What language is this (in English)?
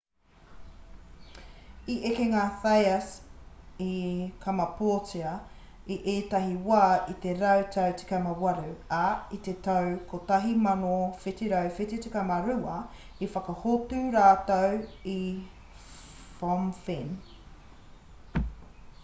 Māori